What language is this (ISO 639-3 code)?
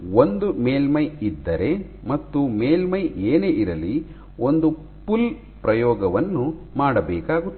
kan